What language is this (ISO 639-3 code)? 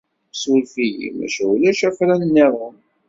kab